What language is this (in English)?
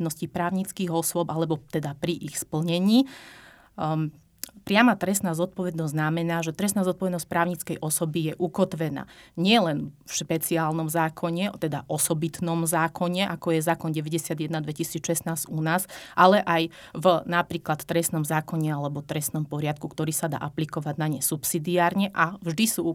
Slovak